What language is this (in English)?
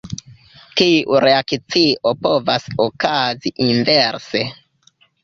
Esperanto